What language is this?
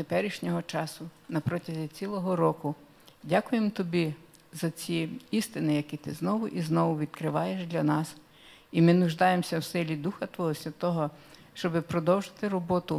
Russian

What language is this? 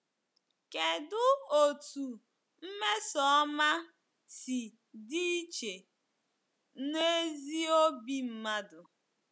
Igbo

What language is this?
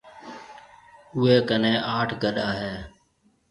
Marwari (Pakistan)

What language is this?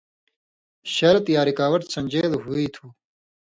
Indus Kohistani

